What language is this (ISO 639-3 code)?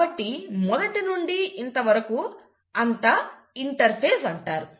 tel